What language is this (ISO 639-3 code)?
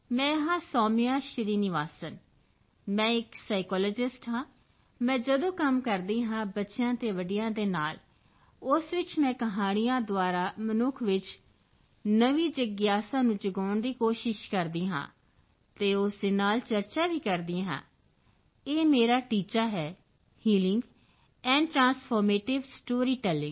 pan